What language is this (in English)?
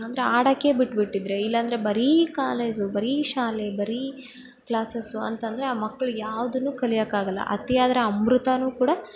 Kannada